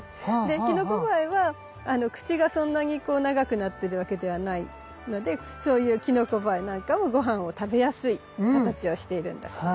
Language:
Japanese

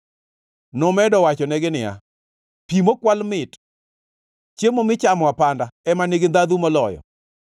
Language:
Luo (Kenya and Tanzania)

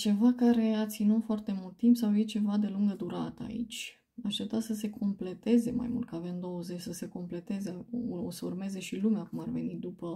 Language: Romanian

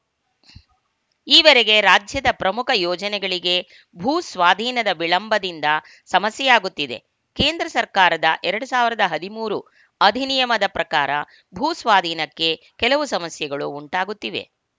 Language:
Kannada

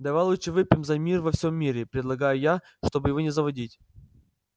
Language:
Russian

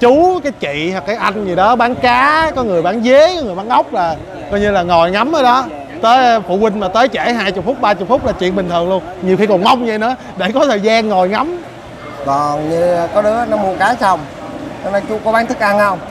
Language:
Vietnamese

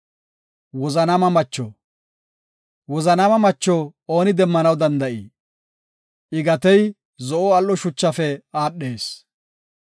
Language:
Gofa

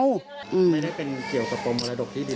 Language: Thai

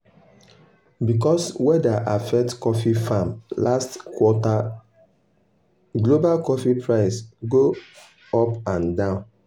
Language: Nigerian Pidgin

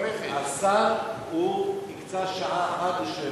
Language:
Hebrew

